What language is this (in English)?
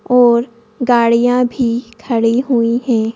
Hindi